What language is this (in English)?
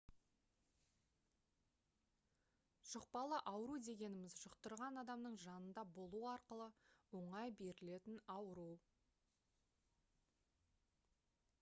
Kazakh